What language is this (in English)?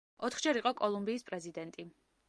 Georgian